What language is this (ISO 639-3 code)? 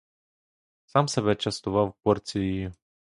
ukr